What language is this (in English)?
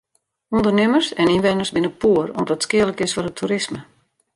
Western Frisian